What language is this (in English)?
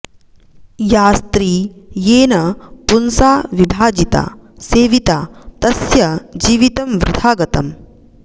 Sanskrit